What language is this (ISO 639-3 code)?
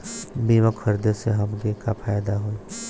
bho